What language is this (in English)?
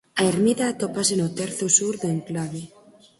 Galician